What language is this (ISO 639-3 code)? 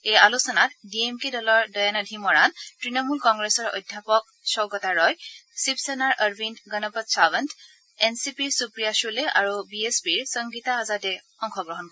asm